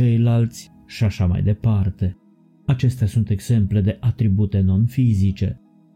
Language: Romanian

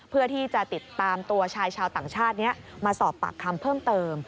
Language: Thai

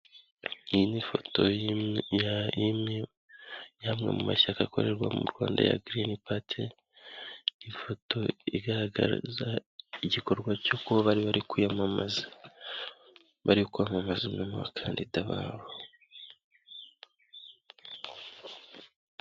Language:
Kinyarwanda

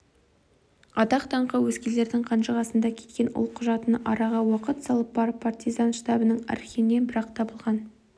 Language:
Kazakh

